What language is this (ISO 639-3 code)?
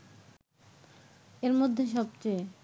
ben